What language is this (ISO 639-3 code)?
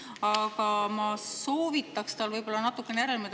est